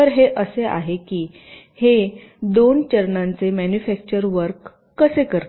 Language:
Marathi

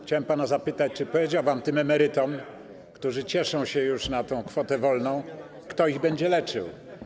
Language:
Polish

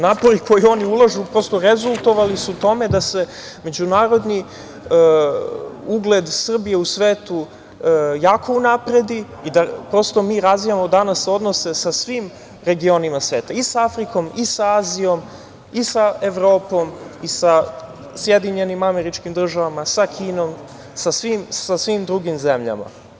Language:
Serbian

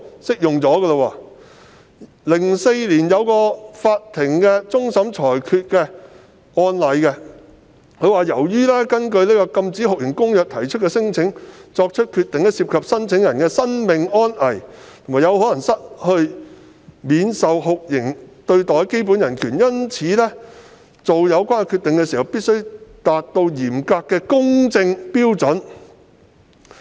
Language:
Cantonese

